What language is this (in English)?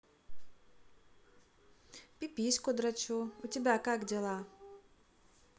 Russian